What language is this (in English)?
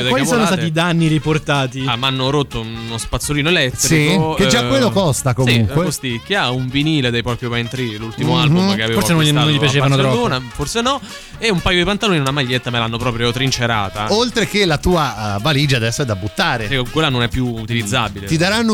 Italian